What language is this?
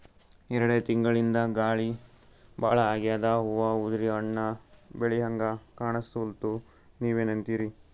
Kannada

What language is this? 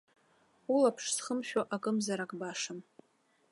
Abkhazian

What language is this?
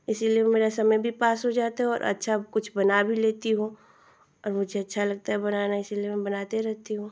Hindi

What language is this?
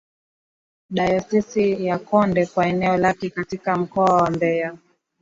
Swahili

